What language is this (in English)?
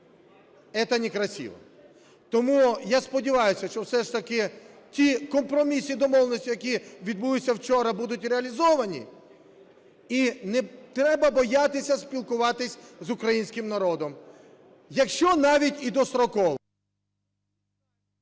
Ukrainian